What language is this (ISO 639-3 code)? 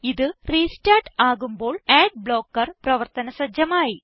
mal